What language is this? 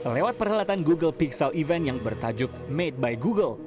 Indonesian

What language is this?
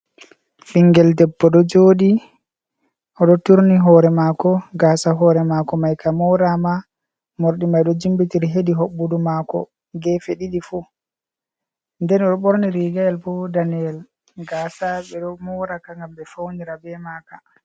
Fula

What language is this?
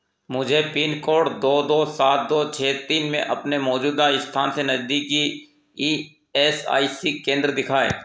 Hindi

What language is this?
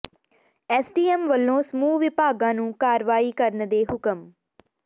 Punjabi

